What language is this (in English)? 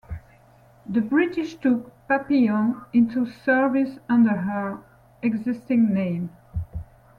English